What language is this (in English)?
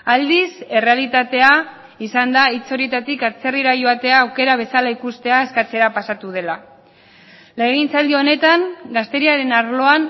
Basque